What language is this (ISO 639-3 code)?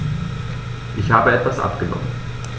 deu